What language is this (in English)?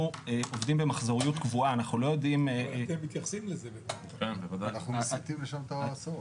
Hebrew